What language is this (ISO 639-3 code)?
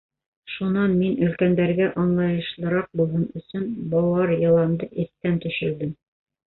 bak